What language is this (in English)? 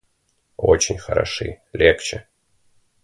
Russian